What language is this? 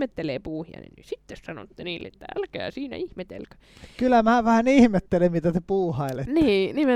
Finnish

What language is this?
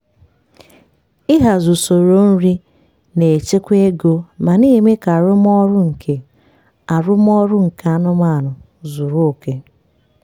Igbo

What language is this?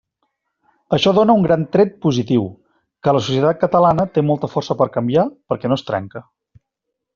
Catalan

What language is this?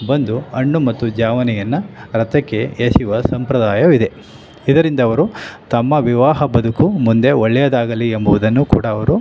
Kannada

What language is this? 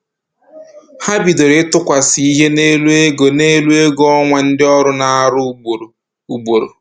Igbo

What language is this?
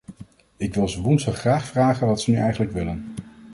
Dutch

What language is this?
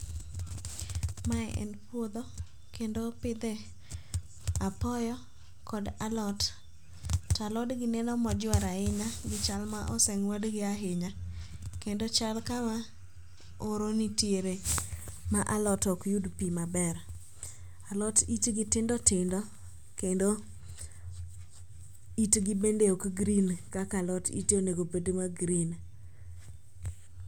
Luo (Kenya and Tanzania)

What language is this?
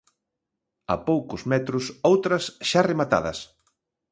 Galician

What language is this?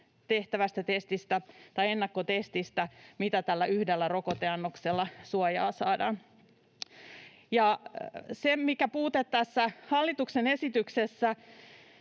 Finnish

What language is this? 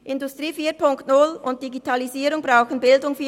Swiss German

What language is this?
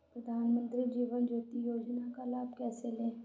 Hindi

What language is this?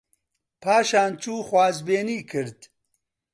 Central Kurdish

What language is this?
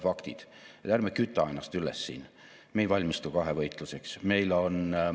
Estonian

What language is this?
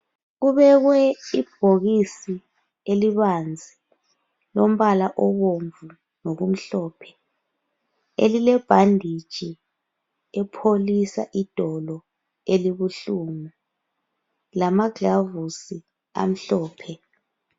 North Ndebele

